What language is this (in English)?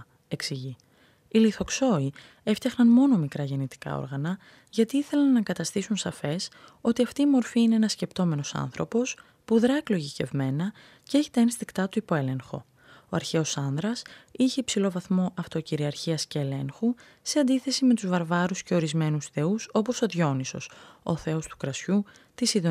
Greek